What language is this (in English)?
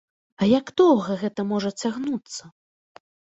Belarusian